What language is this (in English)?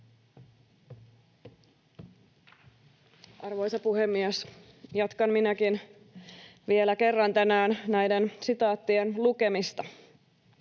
Finnish